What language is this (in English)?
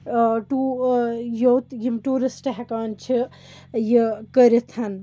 Kashmiri